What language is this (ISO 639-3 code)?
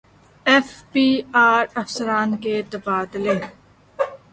urd